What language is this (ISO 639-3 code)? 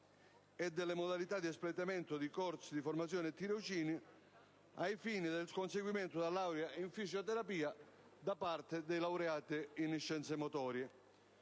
ita